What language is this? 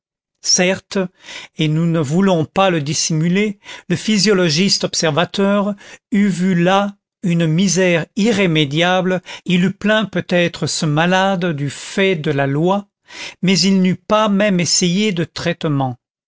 French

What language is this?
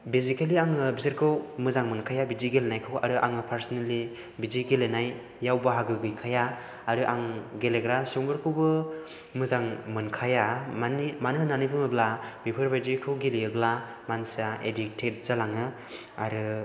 Bodo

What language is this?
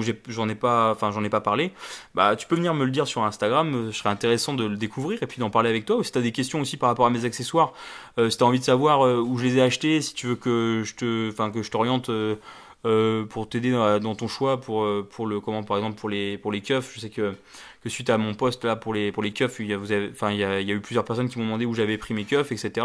French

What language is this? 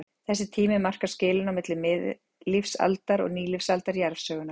Icelandic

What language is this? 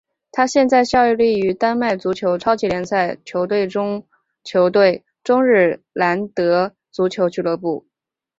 Chinese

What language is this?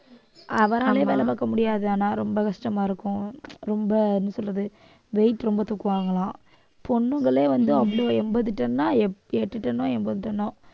Tamil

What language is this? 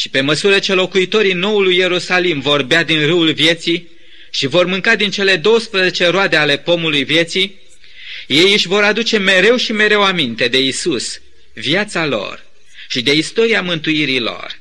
Romanian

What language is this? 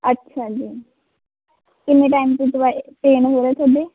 Punjabi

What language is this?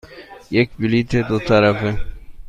Persian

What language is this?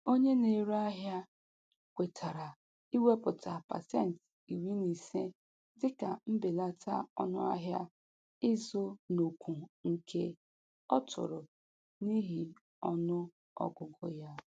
Igbo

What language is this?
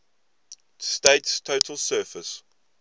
English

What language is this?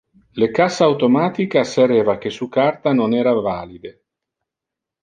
Interlingua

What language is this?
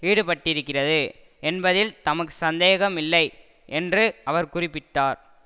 Tamil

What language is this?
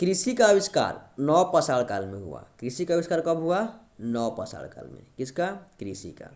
Hindi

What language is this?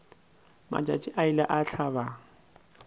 Northern Sotho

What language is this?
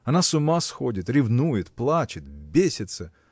Russian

